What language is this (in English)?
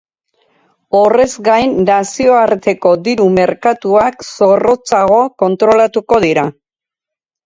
Basque